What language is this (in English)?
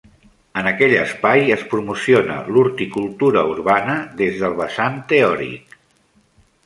Catalan